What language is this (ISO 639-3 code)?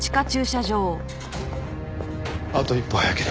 jpn